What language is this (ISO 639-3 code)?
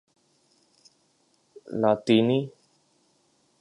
urd